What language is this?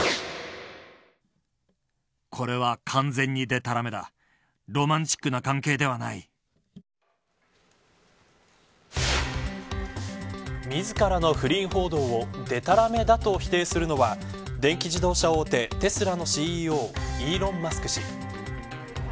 Japanese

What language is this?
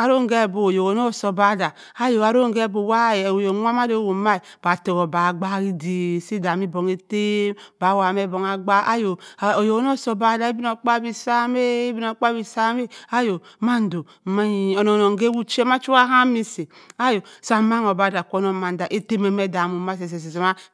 Cross River Mbembe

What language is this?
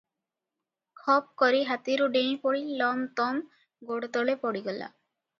Odia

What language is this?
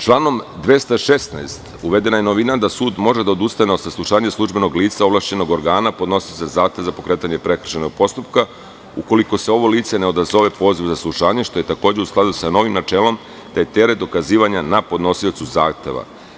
Serbian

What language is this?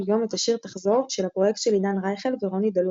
Hebrew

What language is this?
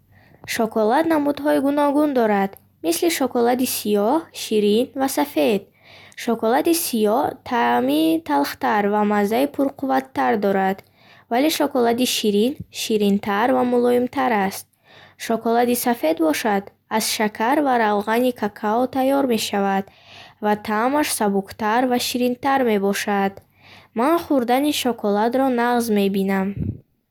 Bukharic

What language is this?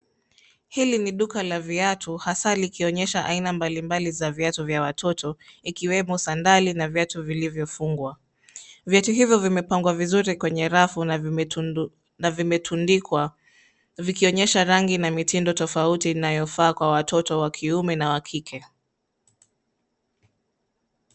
Swahili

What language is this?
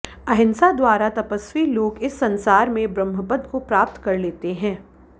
Sanskrit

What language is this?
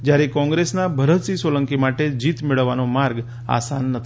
Gujarati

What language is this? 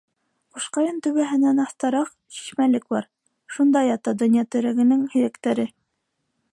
Bashkir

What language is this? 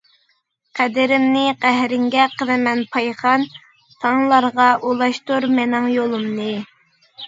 Uyghur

